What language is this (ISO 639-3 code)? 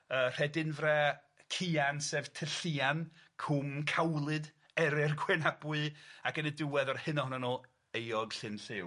cym